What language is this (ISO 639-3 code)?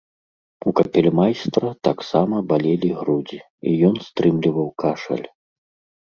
bel